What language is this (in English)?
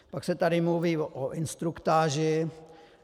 Czech